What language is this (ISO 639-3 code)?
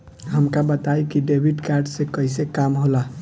bho